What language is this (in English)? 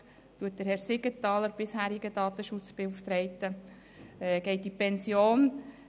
Swiss German